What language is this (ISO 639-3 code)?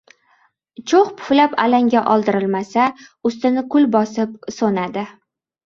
uzb